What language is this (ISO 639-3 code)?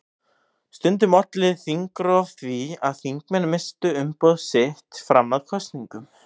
isl